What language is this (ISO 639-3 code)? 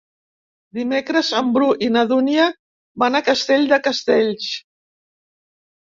cat